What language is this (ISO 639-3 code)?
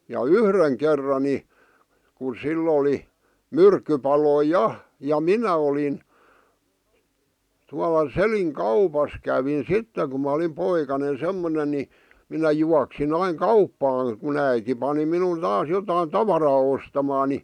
fin